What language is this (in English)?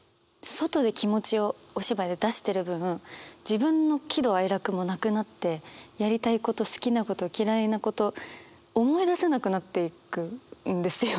Japanese